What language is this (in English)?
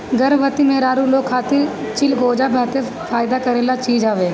Bhojpuri